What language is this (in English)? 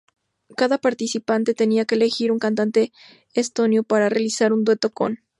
Spanish